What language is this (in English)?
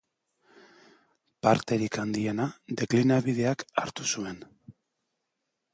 Basque